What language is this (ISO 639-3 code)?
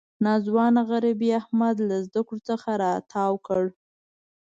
pus